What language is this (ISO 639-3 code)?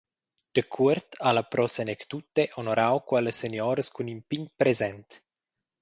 roh